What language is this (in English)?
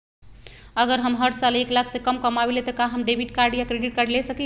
Magahi